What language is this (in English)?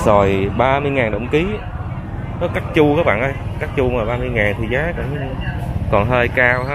Vietnamese